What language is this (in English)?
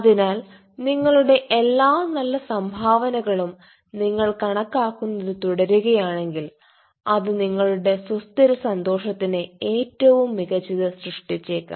Malayalam